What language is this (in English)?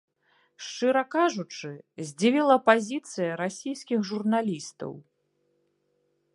Belarusian